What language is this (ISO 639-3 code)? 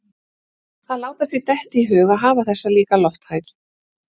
isl